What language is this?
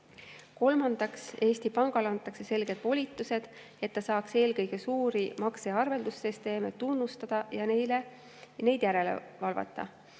Estonian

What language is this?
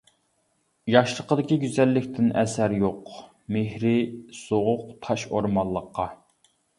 Uyghur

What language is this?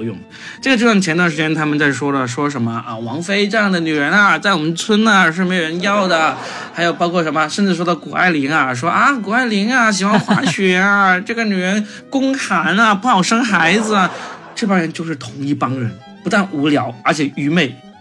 Chinese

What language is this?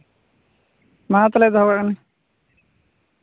Santali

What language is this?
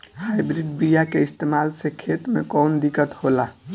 Bhojpuri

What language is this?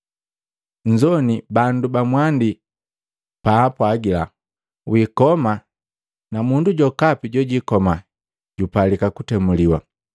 Matengo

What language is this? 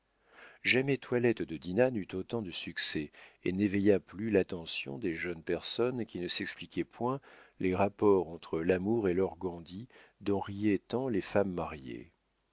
French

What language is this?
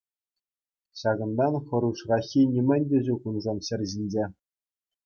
Chuvash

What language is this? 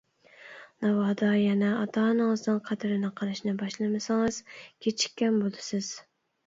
Uyghur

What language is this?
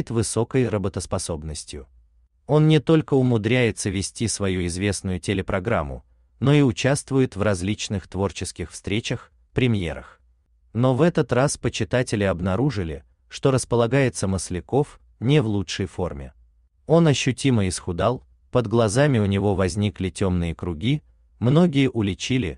Russian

